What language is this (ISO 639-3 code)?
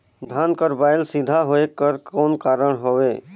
hne